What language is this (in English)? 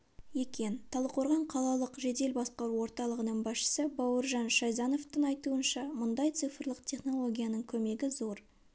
Kazakh